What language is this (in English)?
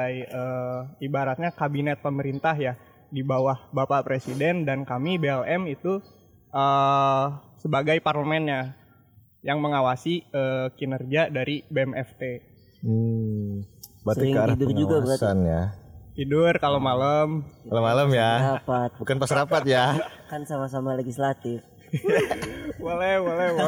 Indonesian